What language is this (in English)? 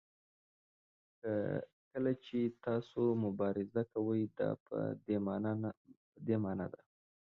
Pashto